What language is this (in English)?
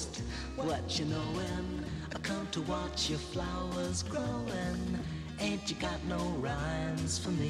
Swedish